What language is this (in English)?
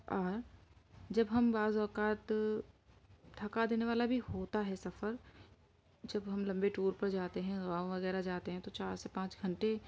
Urdu